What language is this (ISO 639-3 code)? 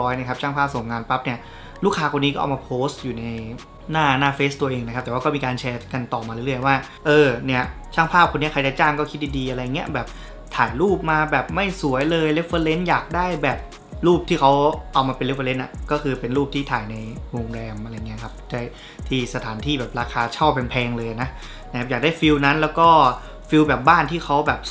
tha